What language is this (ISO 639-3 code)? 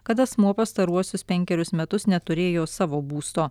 lit